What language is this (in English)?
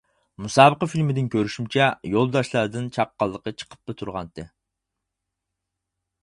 Uyghur